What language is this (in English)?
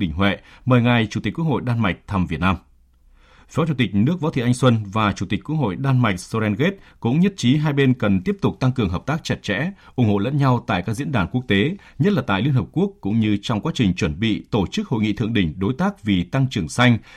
Vietnamese